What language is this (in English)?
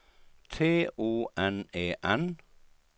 Swedish